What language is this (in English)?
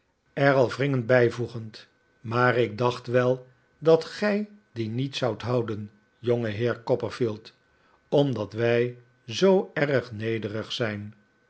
Dutch